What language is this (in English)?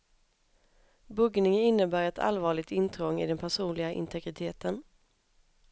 Swedish